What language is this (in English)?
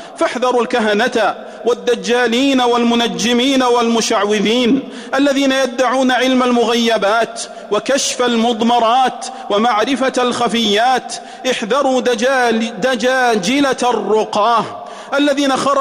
Arabic